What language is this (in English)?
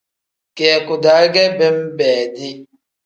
Tem